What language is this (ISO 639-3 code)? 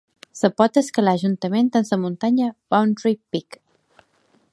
cat